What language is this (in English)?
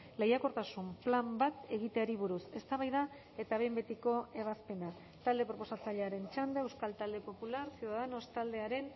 Basque